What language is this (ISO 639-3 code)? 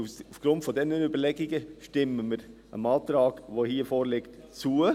gsw